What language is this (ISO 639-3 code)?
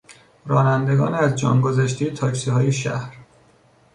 fas